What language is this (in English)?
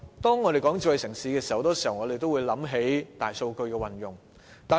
Cantonese